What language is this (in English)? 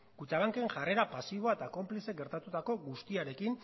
Basque